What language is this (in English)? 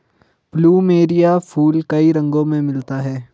Hindi